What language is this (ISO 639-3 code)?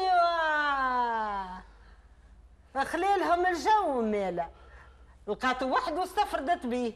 ara